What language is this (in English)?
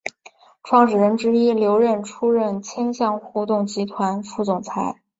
Chinese